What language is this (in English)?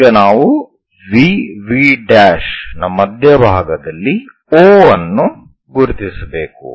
Kannada